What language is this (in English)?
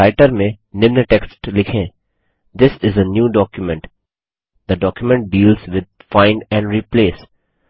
Hindi